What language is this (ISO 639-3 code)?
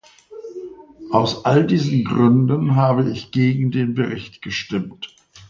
deu